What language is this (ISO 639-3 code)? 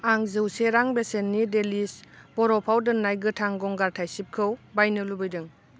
brx